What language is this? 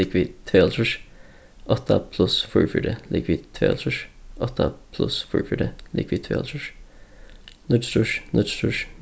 Faroese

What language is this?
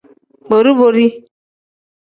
Tem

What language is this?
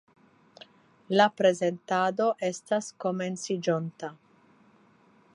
Esperanto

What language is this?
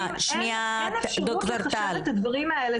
Hebrew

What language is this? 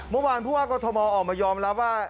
Thai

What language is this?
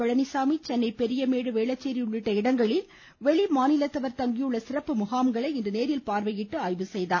Tamil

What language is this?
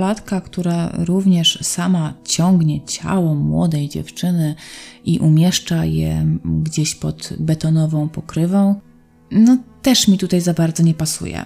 Polish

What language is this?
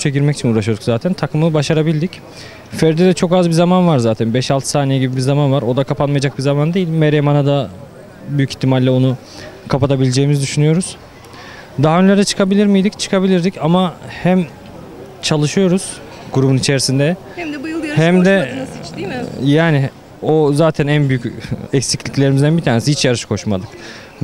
Turkish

